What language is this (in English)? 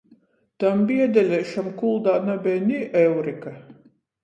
Latgalian